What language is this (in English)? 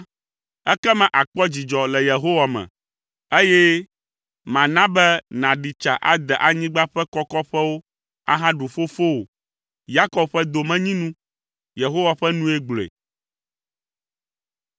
Ewe